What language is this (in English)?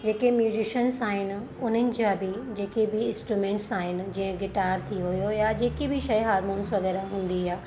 Sindhi